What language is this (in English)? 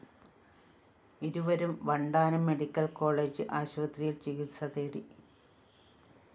Malayalam